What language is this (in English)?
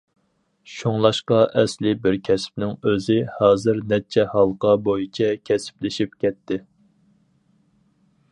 Uyghur